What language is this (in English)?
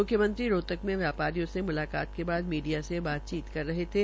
Hindi